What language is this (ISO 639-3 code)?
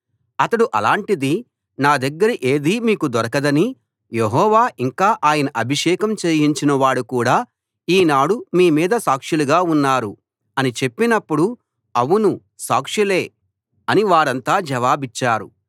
tel